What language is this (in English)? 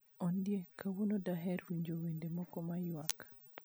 Luo (Kenya and Tanzania)